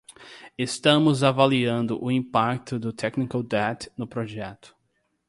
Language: Portuguese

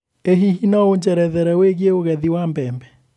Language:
Kikuyu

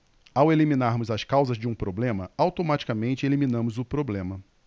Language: Portuguese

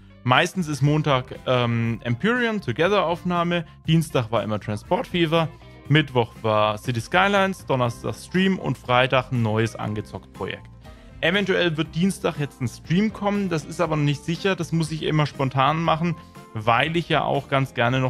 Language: German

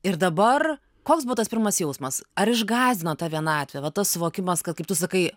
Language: Lithuanian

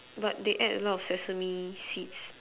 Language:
English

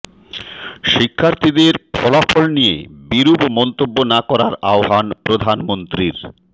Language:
Bangla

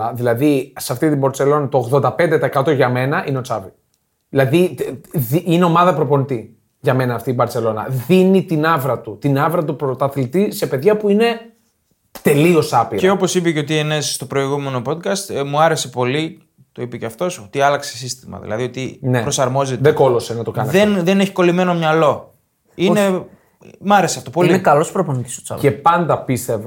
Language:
Greek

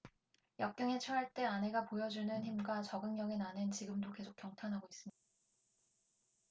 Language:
Korean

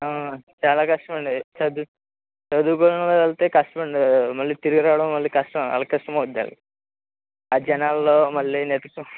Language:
Telugu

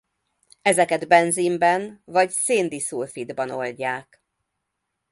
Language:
Hungarian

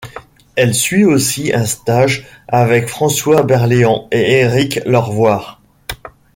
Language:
French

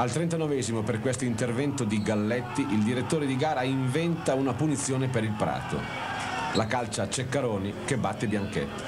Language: Italian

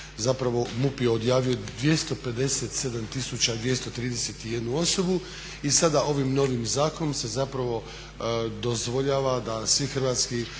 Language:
Croatian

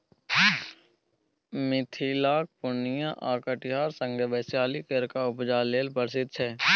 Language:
Maithili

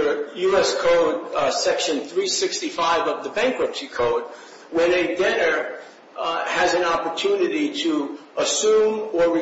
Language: English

